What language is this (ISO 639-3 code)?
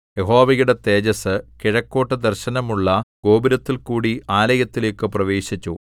mal